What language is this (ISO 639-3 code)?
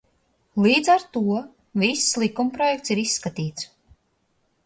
lav